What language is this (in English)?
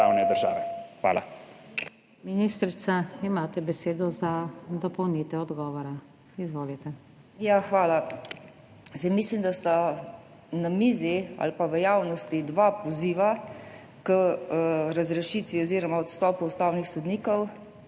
Slovenian